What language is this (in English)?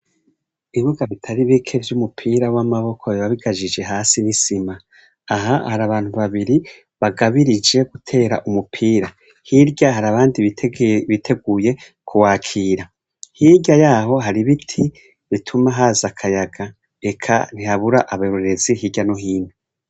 Rundi